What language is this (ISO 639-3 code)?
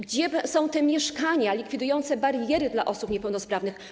pol